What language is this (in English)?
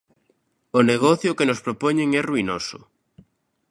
Galician